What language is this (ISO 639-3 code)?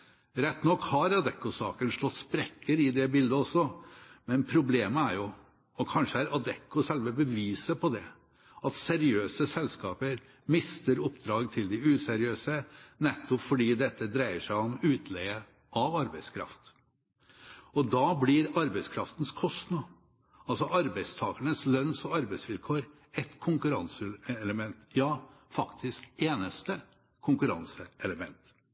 nob